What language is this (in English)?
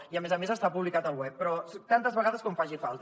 Catalan